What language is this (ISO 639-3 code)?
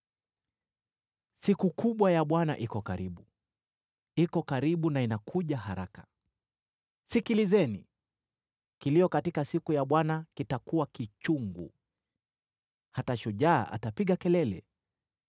swa